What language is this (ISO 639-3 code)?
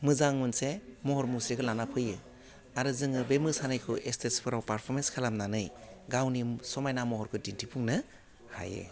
brx